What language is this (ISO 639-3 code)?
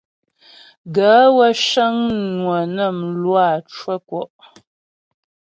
bbj